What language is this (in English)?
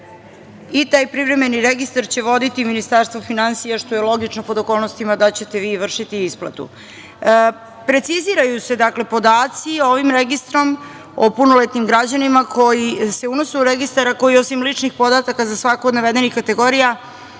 Serbian